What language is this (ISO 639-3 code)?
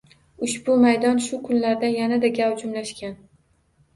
uzb